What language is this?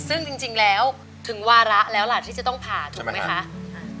Thai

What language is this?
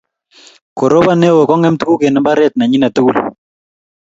Kalenjin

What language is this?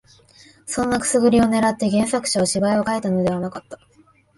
Japanese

